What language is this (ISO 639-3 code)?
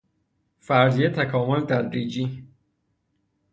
fas